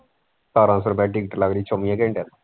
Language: Punjabi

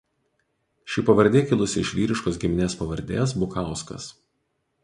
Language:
Lithuanian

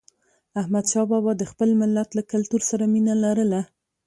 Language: Pashto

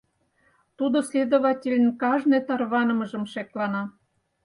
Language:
Mari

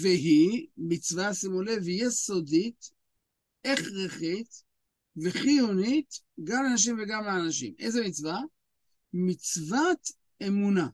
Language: Hebrew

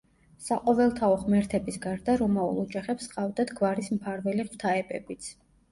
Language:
Georgian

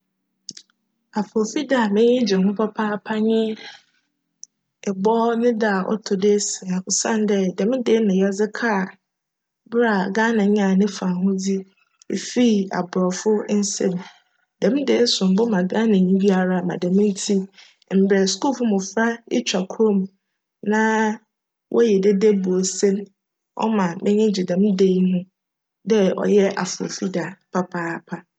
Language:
Akan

